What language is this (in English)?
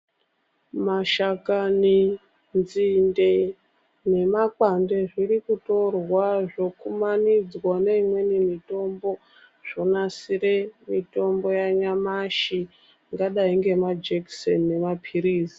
Ndau